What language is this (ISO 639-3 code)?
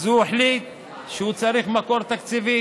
heb